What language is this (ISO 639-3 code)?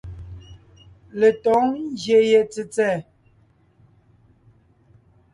nnh